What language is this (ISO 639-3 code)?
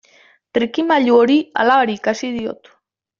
eus